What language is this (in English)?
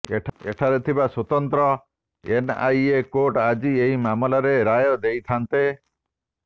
Odia